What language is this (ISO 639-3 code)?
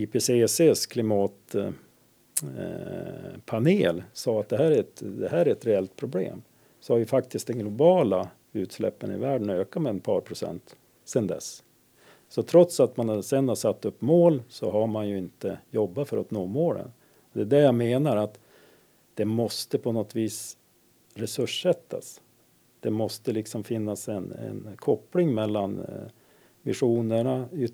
swe